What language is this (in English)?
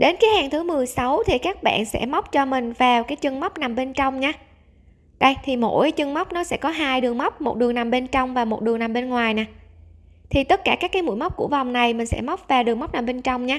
Vietnamese